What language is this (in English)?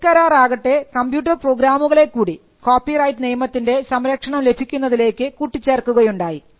Malayalam